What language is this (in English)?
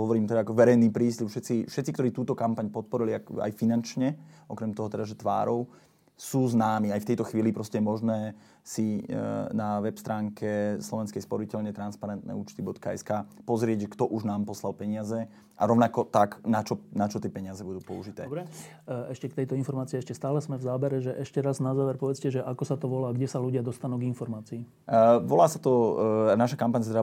Slovak